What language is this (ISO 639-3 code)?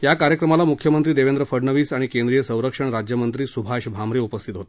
mar